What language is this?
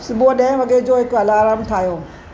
Sindhi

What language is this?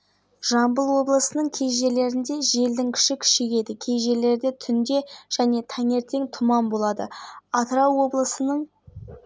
Kazakh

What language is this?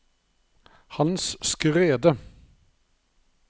Norwegian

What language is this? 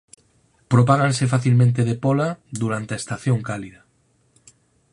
Galician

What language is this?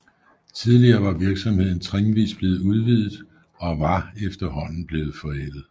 Danish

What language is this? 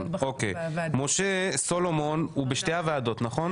Hebrew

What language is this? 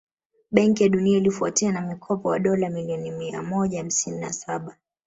Swahili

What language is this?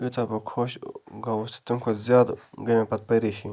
Kashmiri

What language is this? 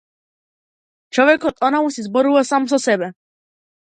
Macedonian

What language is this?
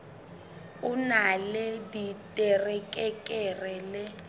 Southern Sotho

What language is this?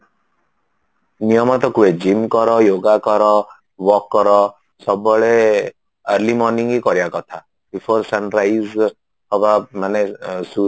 Odia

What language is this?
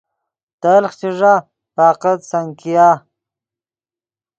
Yidgha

